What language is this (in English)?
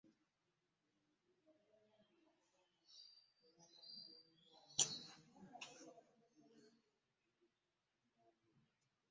Ganda